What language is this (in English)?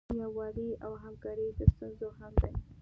Pashto